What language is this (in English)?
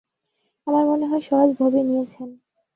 Bangla